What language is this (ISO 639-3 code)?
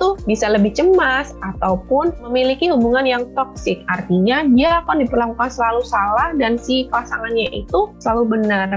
ind